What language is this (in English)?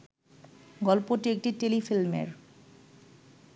Bangla